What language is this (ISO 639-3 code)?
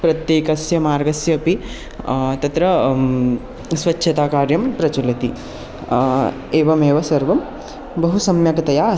san